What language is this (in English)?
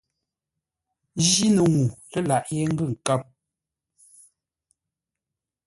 Ngombale